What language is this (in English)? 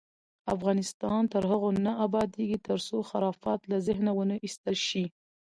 Pashto